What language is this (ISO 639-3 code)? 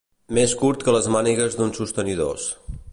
cat